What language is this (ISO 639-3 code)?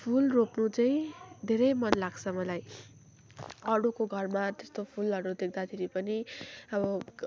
nep